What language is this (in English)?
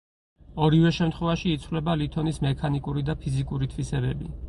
Georgian